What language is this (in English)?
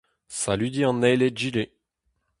Breton